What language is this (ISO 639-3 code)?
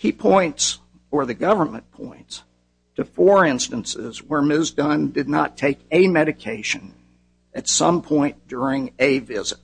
eng